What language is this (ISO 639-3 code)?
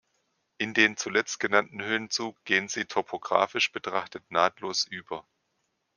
deu